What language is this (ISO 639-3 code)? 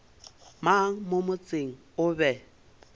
nso